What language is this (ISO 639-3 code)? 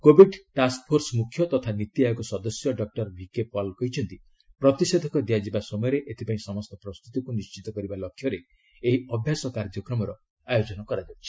ori